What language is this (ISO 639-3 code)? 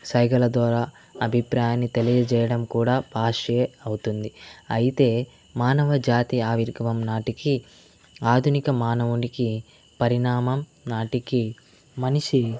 tel